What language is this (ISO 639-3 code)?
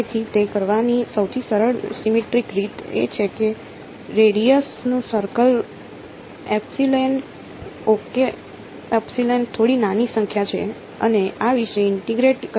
guj